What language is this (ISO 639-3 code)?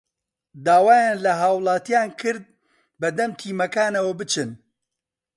ckb